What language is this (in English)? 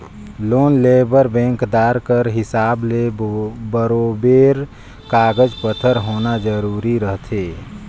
Chhattisgarhi